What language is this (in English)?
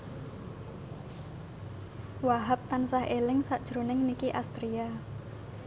Javanese